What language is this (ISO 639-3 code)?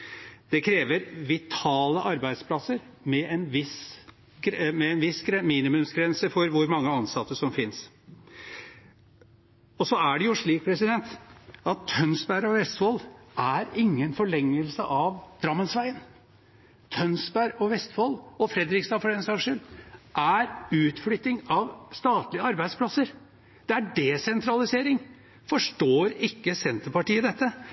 nob